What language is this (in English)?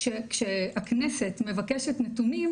Hebrew